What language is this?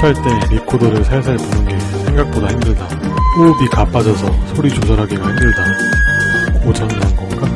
Korean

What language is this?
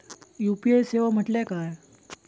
Marathi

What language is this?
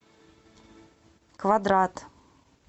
Russian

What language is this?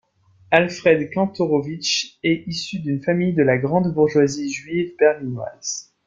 French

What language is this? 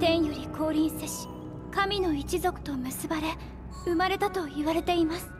Japanese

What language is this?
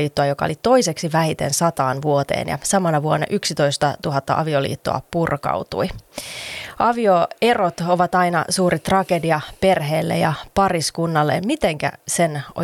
Finnish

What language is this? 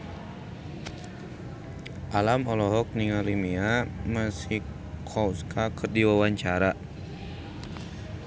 Sundanese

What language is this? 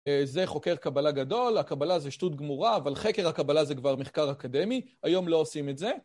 Hebrew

